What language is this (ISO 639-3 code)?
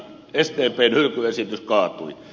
fin